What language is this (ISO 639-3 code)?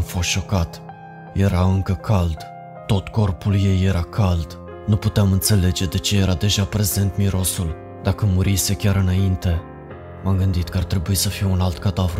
ron